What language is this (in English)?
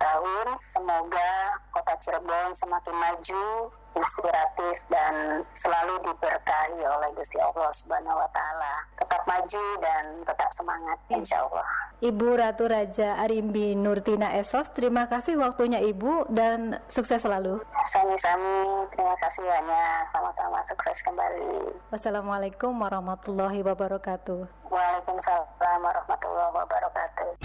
Indonesian